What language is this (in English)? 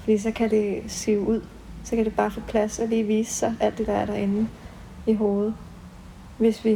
Danish